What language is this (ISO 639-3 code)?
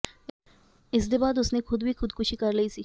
pan